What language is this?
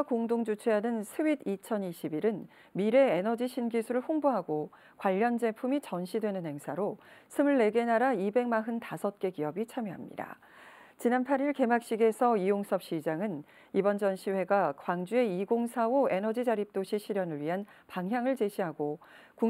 Korean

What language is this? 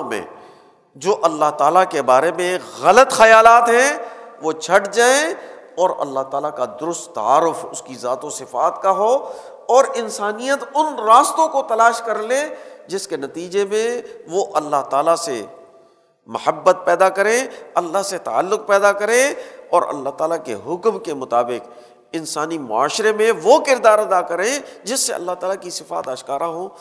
Urdu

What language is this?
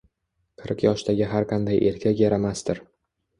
Uzbek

